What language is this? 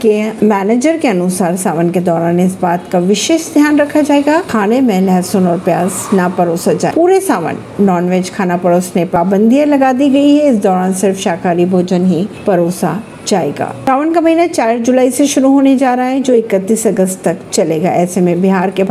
Hindi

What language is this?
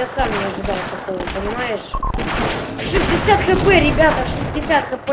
Russian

